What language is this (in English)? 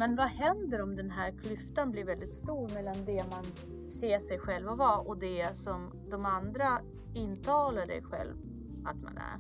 Swedish